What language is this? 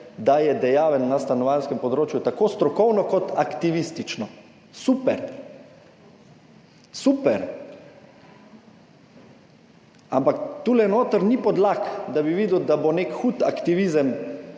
Slovenian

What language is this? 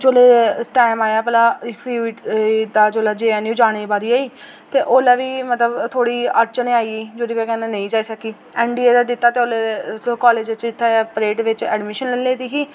Dogri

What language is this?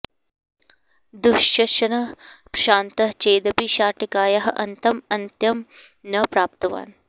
Sanskrit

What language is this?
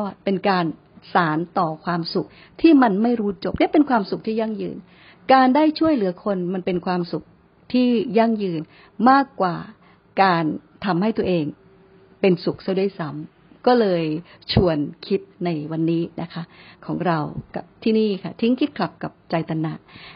Thai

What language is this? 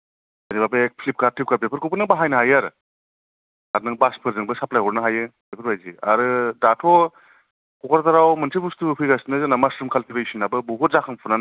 Bodo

